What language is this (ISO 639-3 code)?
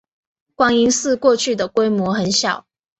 zho